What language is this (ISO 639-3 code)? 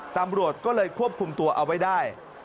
tha